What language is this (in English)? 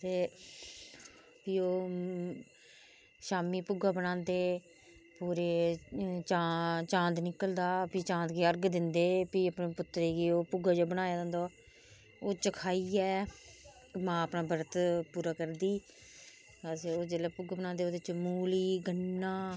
Dogri